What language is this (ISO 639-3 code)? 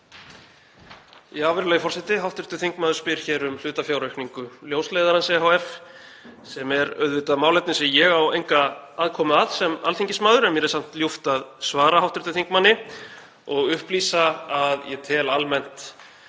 isl